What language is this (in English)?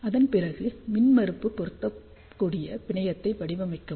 Tamil